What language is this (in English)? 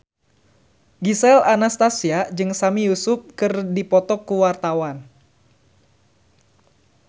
Sundanese